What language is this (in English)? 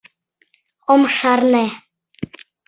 Mari